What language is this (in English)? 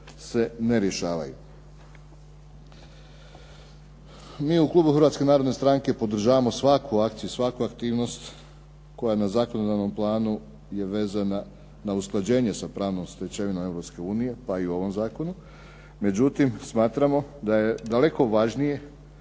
Croatian